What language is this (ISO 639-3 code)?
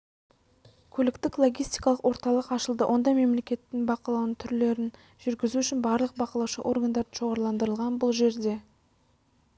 kaz